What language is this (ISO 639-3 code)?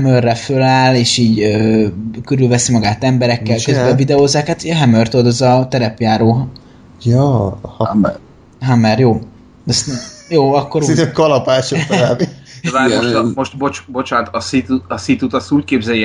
hun